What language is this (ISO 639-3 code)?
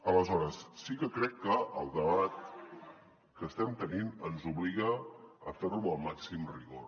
cat